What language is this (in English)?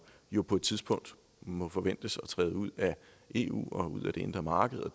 Danish